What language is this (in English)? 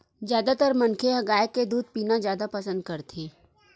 Chhattisgarhi